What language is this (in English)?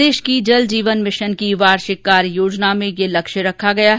Hindi